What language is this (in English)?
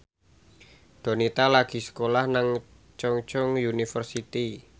Javanese